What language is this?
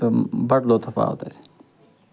Kashmiri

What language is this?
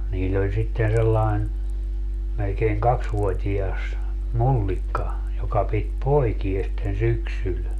Finnish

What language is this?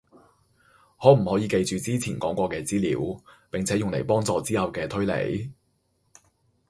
Cantonese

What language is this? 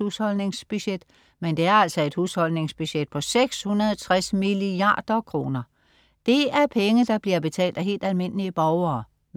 Danish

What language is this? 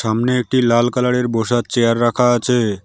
Bangla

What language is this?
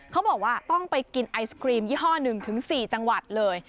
Thai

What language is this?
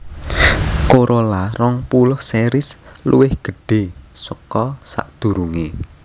Javanese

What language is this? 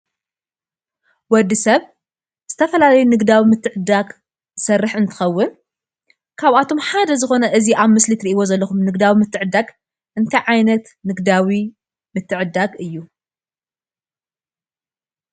Tigrinya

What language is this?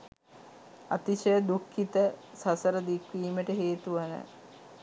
Sinhala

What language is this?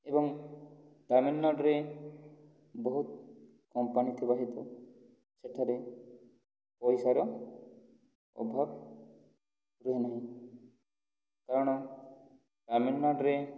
Odia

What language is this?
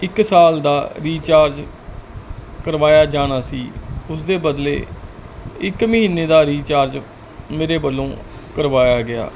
Punjabi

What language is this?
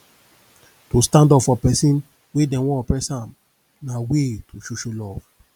Nigerian Pidgin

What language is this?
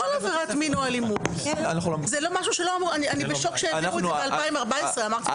Hebrew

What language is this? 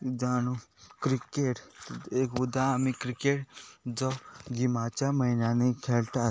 Konkani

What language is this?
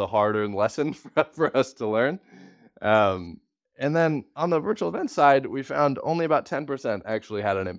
English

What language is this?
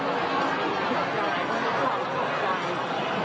Thai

